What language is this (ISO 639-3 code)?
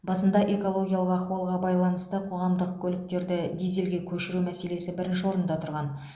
kaz